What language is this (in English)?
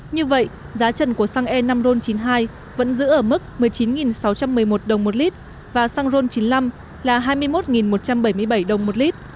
Vietnamese